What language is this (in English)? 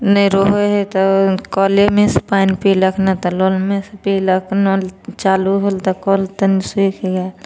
Maithili